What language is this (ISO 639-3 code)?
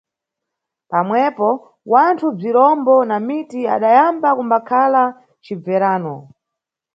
nyu